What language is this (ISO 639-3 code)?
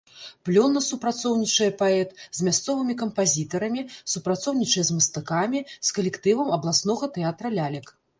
bel